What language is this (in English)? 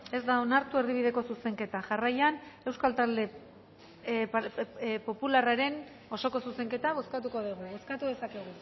Basque